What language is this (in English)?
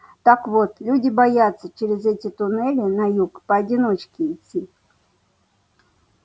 Russian